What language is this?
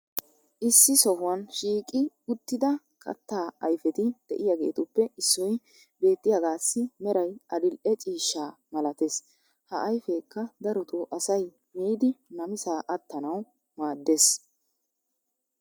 Wolaytta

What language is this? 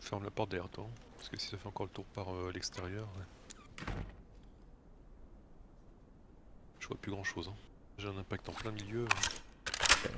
French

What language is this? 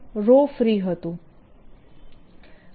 Gujarati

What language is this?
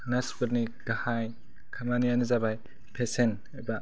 Bodo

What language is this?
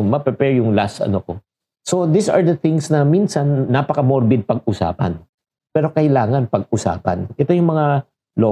Filipino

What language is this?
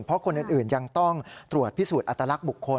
Thai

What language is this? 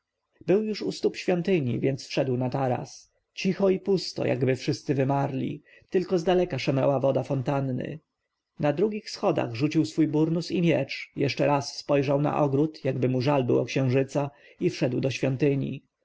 Polish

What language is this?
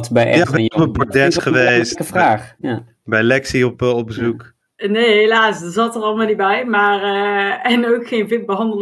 Dutch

